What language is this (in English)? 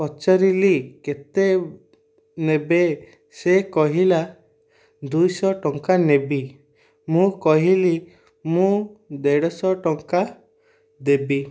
Odia